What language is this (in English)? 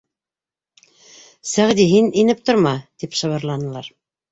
Bashkir